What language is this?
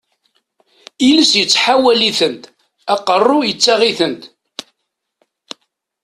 Kabyle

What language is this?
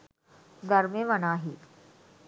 Sinhala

